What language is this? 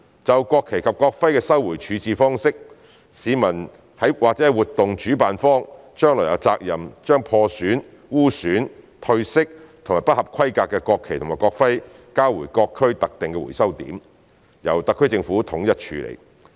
Cantonese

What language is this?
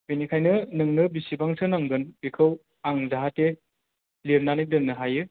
Bodo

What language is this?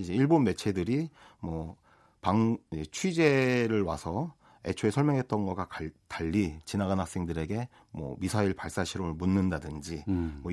Korean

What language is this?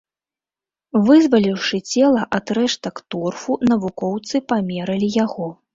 Belarusian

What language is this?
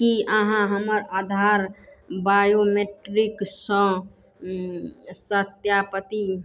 Maithili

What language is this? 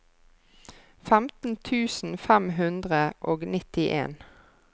Norwegian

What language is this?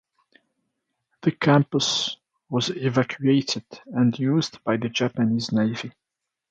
English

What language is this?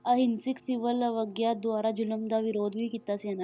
Punjabi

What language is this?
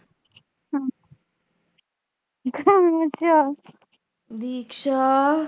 Punjabi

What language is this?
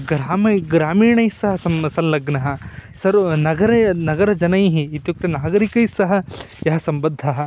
Sanskrit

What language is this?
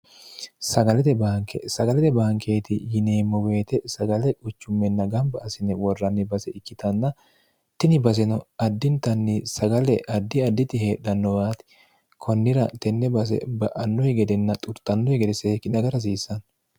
Sidamo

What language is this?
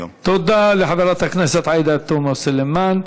Hebrew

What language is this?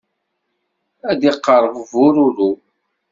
Kabyle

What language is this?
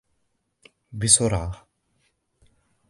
Arabic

